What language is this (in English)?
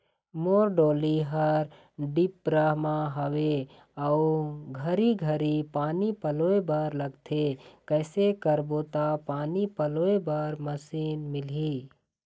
Chhattisgarhi